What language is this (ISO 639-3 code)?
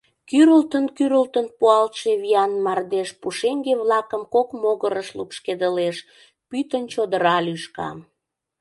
chm